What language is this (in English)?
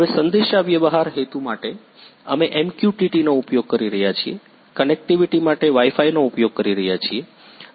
Gujarati